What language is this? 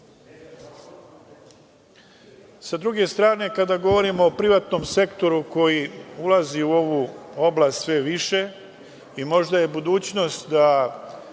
Serbian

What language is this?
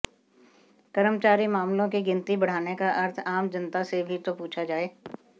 Hindi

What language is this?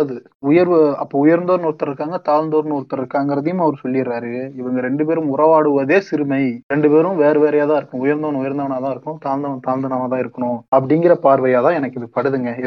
Tamil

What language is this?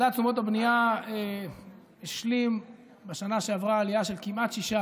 Hebrew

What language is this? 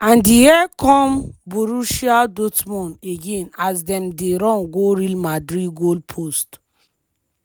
Nigerian Pidgin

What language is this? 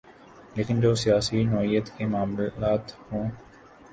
Urdu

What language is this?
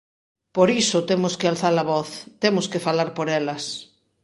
Galician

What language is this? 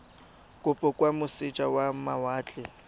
Tswana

